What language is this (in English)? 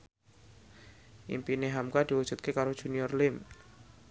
Javanese